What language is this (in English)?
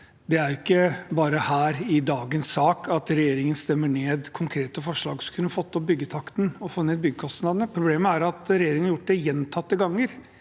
Norwegian